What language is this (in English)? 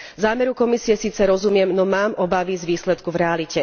Slovak